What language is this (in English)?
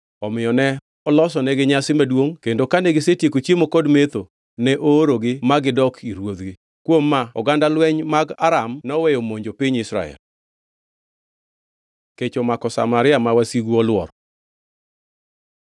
Luo (Kenya and Tanzania)